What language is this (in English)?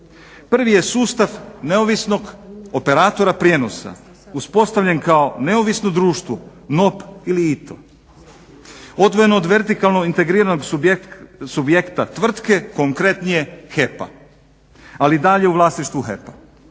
Croatian